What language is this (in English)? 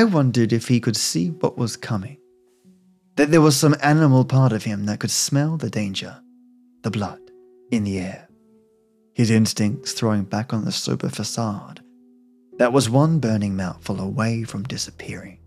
English